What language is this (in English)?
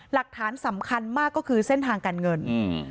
Thai